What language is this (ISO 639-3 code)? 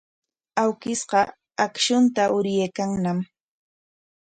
qwa